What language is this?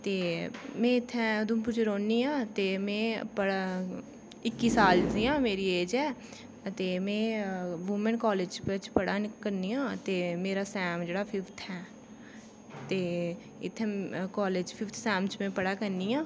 Dogri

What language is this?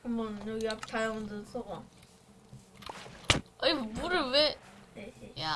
Korean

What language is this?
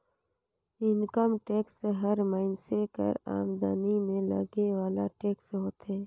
Chhattisgarhi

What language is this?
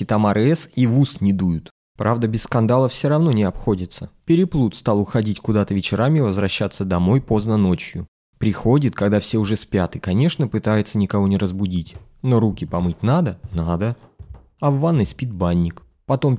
Russian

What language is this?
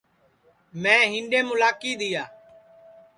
Sansi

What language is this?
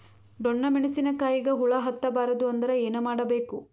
Kannada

